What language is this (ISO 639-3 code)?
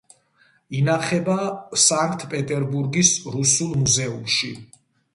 kat